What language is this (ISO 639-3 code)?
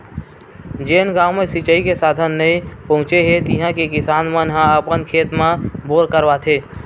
hne